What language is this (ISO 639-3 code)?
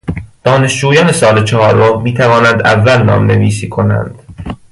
fas